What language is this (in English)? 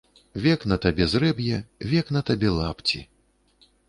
Belarusian